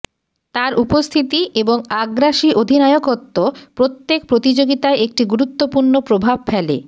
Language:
Bangla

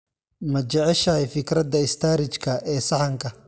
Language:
Somali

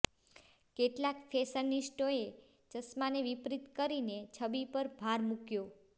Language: Gujarati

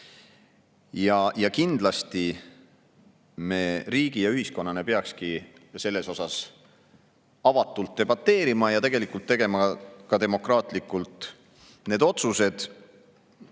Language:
Estonian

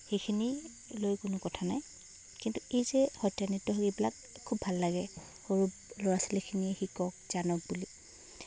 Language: Assamese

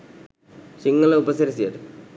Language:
Sinhala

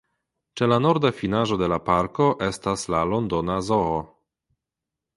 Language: Esperanto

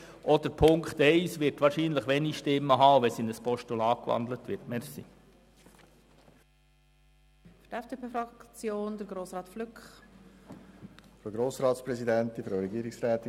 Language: Swiss German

